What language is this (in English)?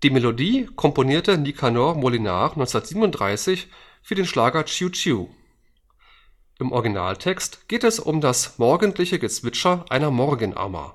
German